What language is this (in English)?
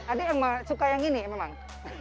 Indonesian